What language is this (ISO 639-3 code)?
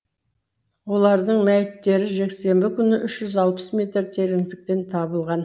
kaz